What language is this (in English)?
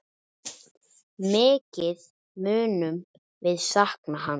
Icelandic